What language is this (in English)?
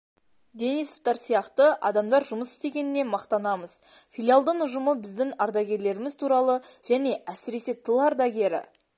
Kazakh